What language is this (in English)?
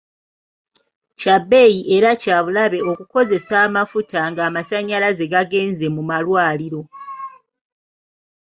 Ganda